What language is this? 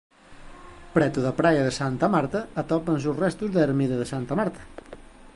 Galician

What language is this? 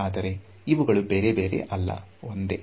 Kannada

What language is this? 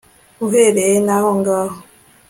Kinyarwanda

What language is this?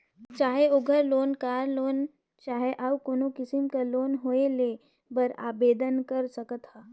Chhattisgarhi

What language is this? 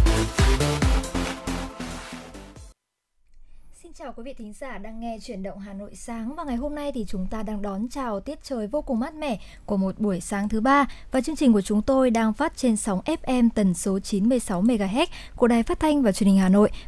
Vietnamese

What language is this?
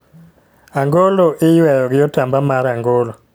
Luo (Kenya and Tanzania)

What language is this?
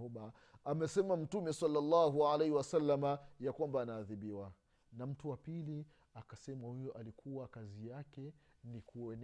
Swahili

